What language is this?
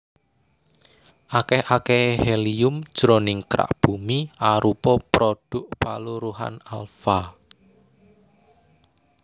Javanese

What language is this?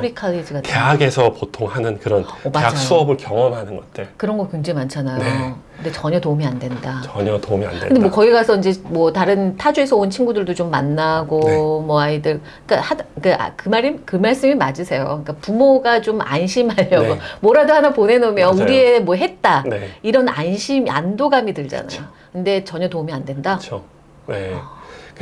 Korean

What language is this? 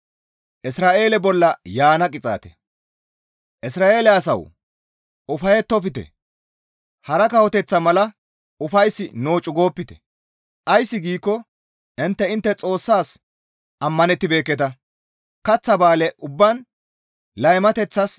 Gamo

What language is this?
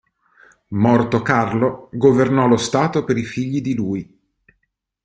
Italian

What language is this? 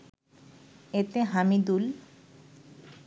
Bangla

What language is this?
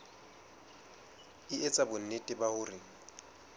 Southern Sotho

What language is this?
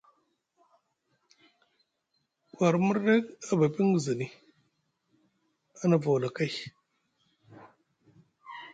Musgu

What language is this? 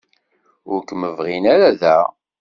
Kabyle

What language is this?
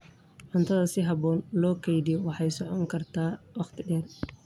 Somali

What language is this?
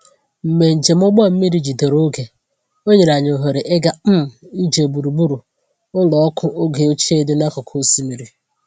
Igbo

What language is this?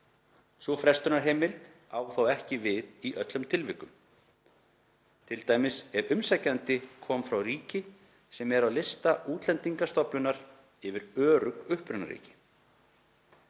Icelandic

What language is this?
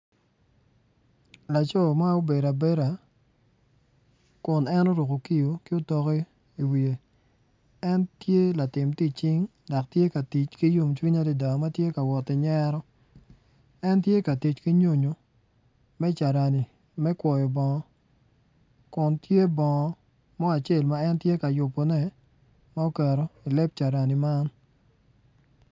Acoli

